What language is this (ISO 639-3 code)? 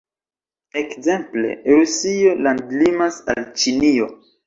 epo